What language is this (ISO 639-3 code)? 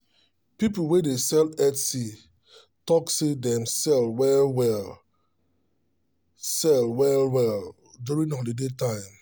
pcm